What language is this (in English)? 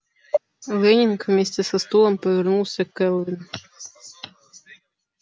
Russian